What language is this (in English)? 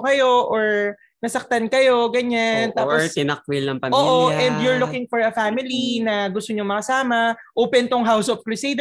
Filipino